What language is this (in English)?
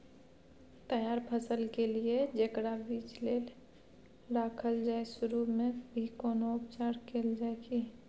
Maithili